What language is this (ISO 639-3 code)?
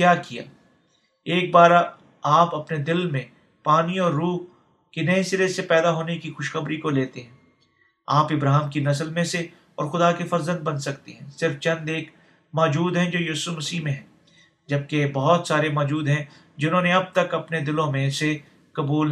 urd